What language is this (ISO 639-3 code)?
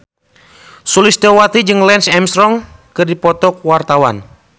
sun